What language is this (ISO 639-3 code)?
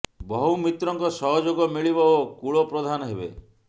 ori